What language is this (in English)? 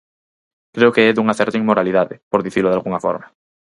Galician